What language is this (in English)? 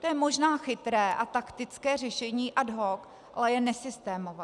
Czech